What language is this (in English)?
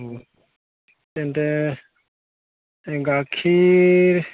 Assamese